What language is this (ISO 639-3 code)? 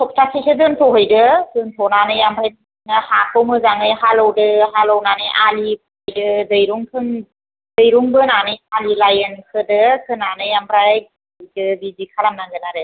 brx